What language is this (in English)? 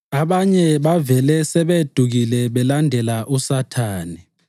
North Ndebele